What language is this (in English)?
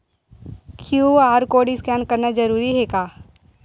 Chhattisgarhi